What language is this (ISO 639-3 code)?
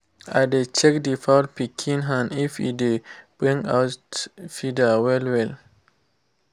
pcm